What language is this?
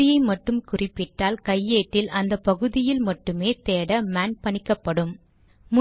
Tamil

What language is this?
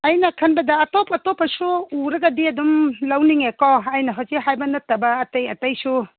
Manipuri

